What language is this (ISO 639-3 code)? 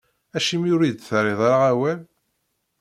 kab